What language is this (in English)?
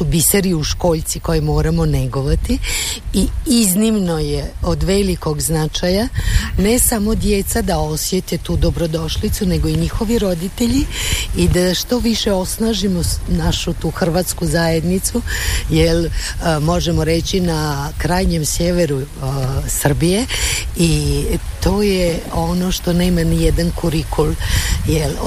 Croatian